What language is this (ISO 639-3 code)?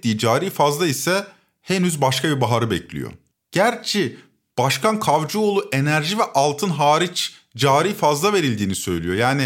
tur